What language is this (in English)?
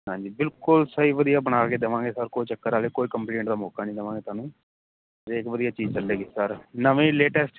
Punjabi